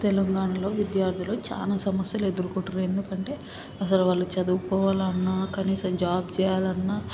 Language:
Telugu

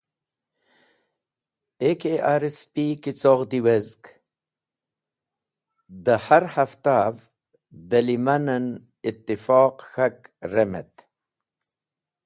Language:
Wakhi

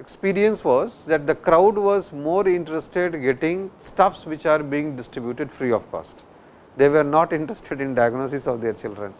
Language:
English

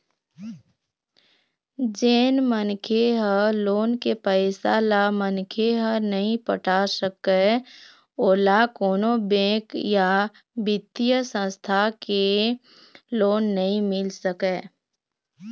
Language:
Chhattisgarhi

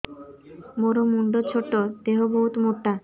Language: Odia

